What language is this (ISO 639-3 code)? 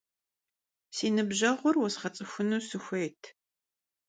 kbd